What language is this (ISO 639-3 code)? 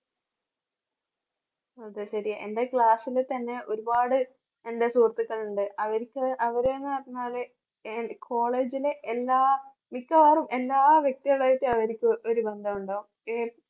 mal